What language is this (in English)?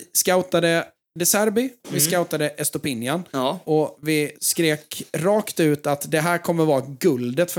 Swedish